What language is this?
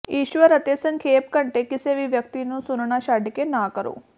Punjabi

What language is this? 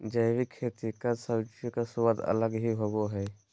Magahi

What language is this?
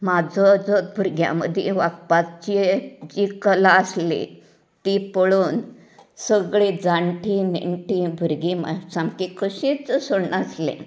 Konkani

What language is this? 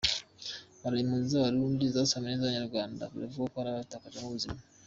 Kinyarwanda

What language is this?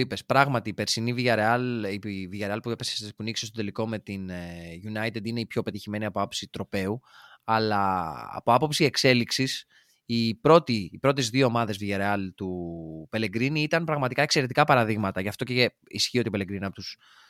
Greek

